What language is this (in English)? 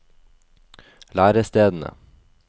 Norwegian